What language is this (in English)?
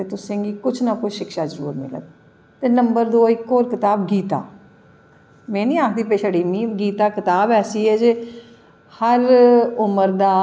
Dogri